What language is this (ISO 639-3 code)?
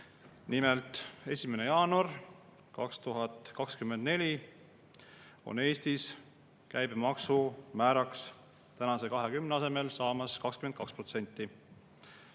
est